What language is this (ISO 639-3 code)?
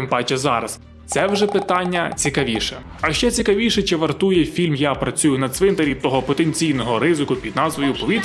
ukr